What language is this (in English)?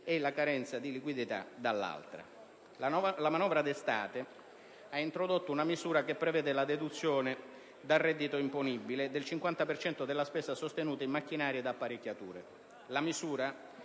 Italian